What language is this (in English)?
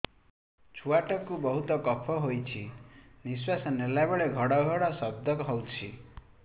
Odia